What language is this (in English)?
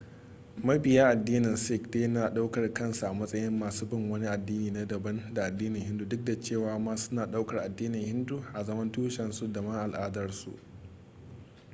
Hausa